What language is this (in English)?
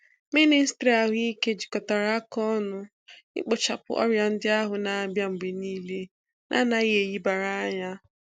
Igbo